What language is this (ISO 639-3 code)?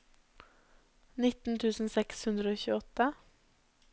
nor